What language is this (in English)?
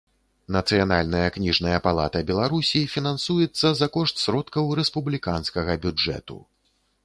Belarusian